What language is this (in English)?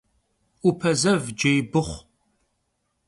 Kabardian